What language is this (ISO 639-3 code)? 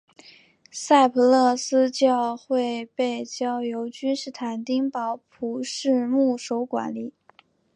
zho